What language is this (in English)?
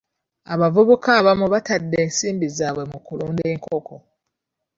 Ganda